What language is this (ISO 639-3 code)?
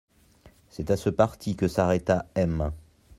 fra